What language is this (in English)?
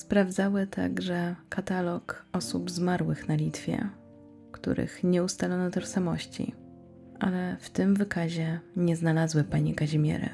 Polish